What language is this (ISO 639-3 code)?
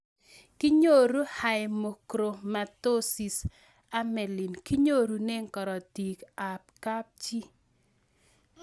kln